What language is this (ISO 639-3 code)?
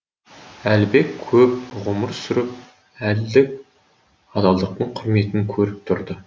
kaz